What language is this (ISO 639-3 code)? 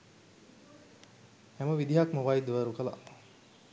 sin